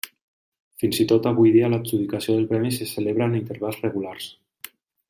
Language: Catalan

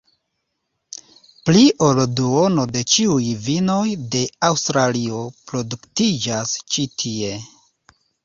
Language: Esperanto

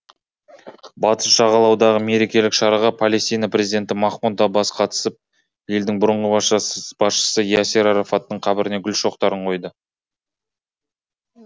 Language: Kazakh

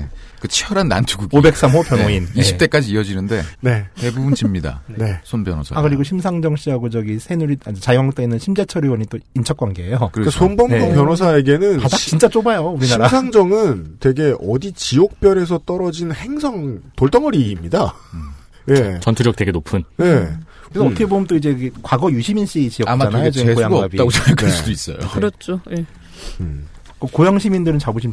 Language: Korean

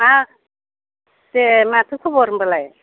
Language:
Bodo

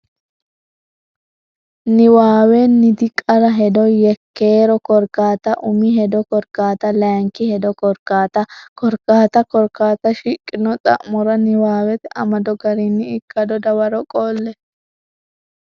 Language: Sidamo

